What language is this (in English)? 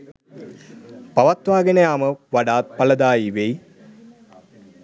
Sinhala